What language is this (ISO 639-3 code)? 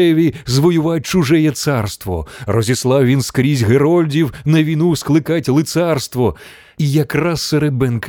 ukr